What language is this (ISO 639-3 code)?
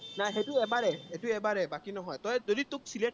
asm